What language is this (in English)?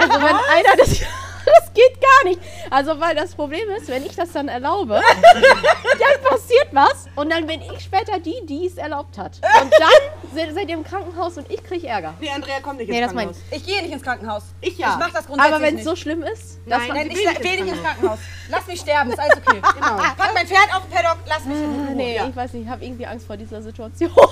German